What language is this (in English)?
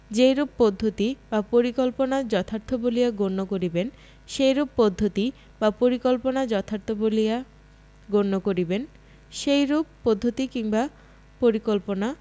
Bangla